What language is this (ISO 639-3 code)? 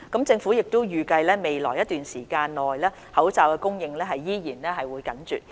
yue